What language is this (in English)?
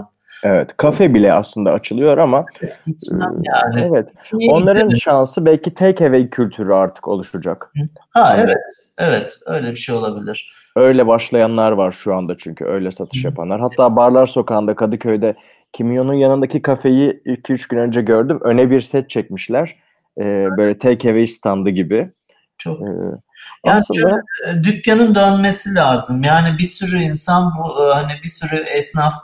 Turkish